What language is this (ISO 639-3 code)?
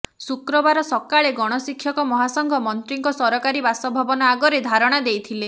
ori